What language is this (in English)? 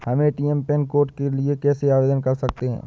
Hindi